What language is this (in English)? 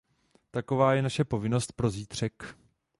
Czech